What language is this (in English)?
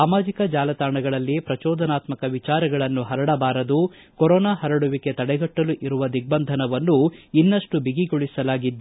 Kannada